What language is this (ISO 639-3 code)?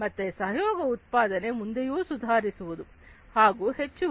kan